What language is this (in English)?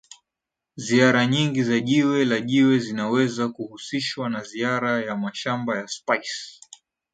Swahili